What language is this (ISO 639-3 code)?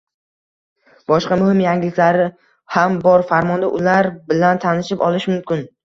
uzb